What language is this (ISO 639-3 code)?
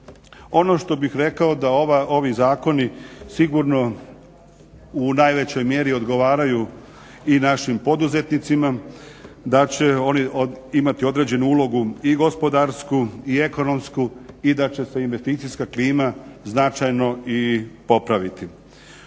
hrv